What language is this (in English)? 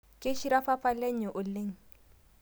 Masai